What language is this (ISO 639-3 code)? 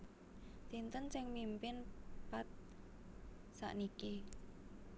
jav